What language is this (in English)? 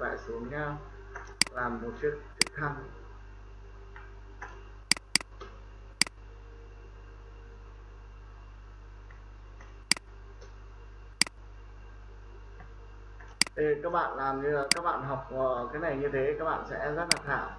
Vietnamese